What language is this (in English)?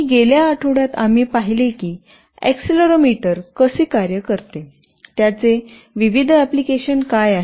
Marathi